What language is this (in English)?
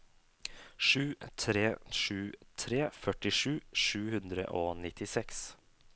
Norwegian